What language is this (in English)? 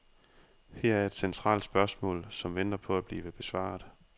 Danish